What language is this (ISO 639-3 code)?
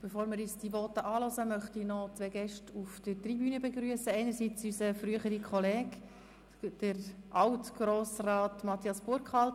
gsw